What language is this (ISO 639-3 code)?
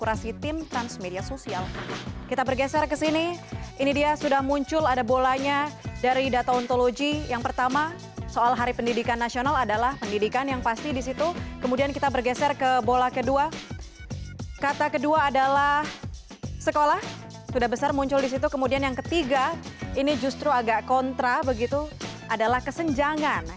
ind